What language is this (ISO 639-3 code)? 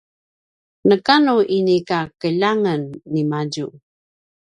pwn